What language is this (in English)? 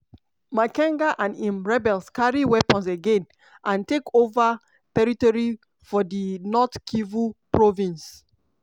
Nigerian Pidgin